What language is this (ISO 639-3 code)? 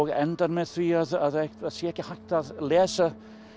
isl